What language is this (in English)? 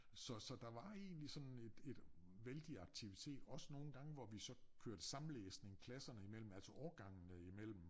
Danish